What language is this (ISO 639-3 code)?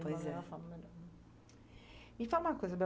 por